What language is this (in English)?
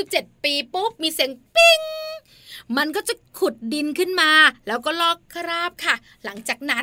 Thai